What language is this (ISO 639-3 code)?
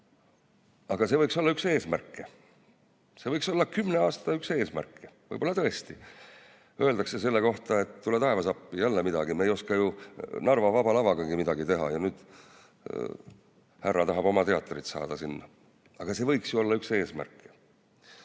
est